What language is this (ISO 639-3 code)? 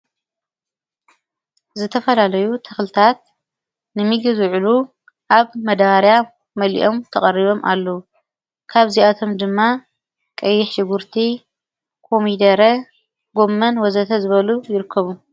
tir